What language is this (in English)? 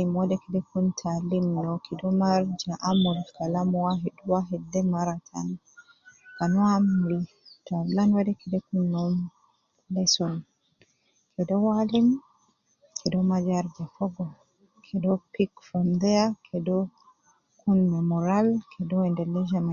Nubi